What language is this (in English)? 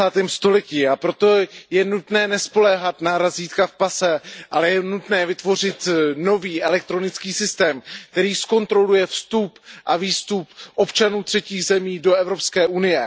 Czech